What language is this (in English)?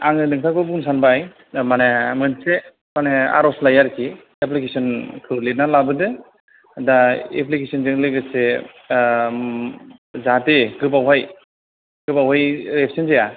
Bodo